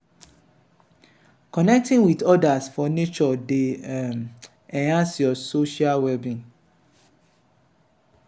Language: Nigerian Pidgin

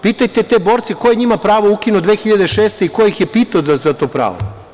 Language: Serbian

